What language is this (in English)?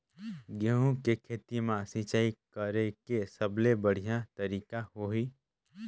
Chhattisgarhi